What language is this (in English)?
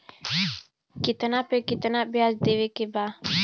Bhojpuri